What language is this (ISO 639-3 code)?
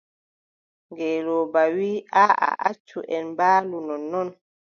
fub